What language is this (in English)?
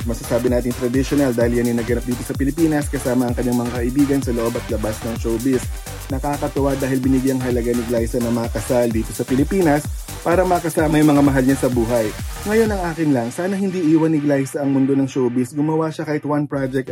Filipino